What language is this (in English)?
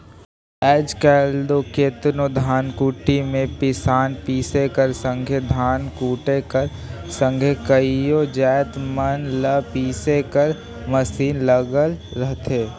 Chhattisgarhi